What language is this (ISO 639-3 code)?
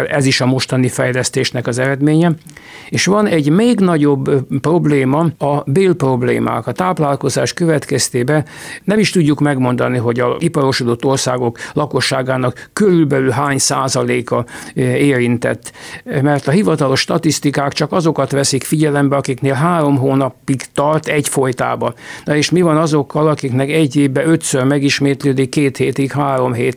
hun